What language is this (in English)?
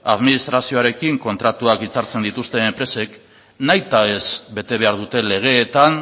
Basque